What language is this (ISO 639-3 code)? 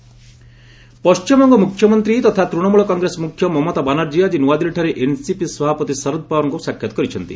ori